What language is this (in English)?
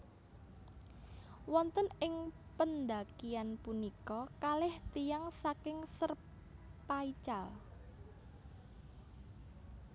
Javanese